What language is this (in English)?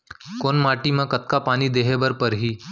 Chhattisgarhi